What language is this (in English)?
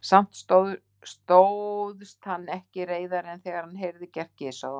Icelandic